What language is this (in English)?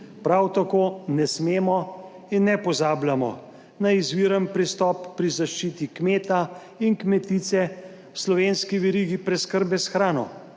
Slovenian